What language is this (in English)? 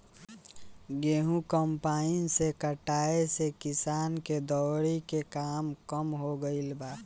Bhojpuri